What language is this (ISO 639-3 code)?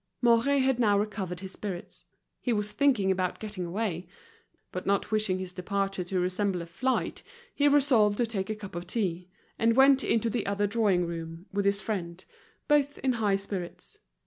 eng